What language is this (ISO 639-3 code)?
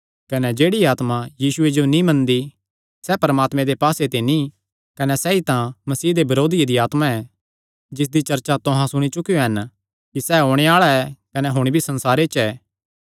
xnr